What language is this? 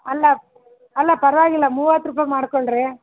Kannada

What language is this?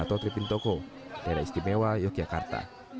Indonesian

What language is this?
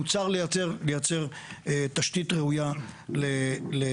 Hebrew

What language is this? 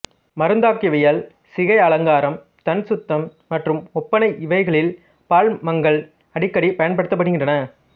Tamil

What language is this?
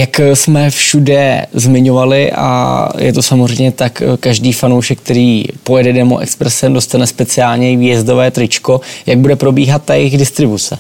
Czech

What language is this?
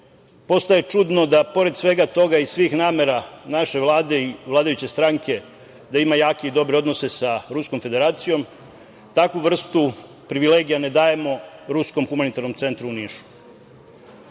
Serbian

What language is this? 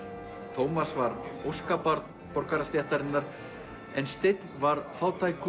Icelandic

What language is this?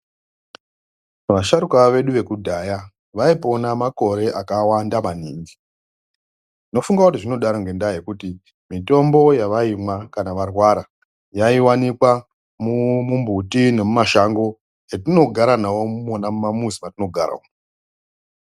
Ndau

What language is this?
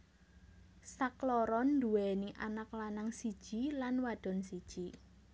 Javanese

